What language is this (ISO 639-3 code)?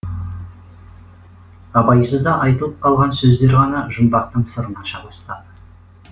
kaz